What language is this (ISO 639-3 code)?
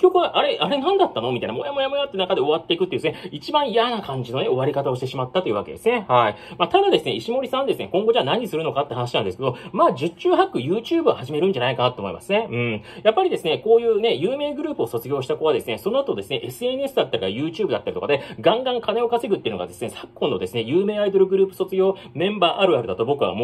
jpn